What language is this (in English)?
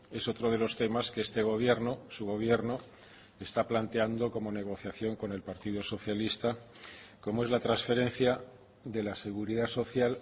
Spanish